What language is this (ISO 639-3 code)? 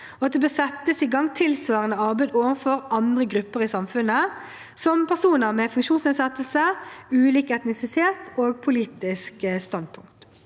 nor